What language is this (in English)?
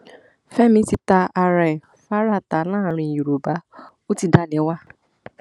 Yoruba